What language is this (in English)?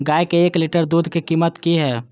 Maithili